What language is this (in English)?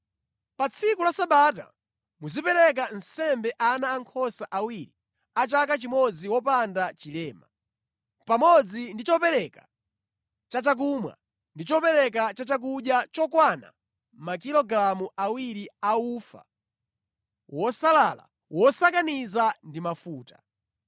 Nyanja